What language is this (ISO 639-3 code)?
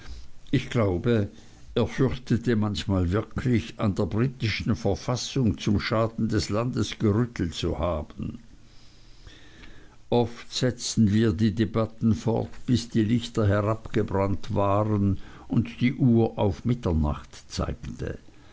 deu